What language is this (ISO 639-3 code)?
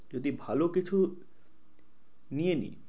ben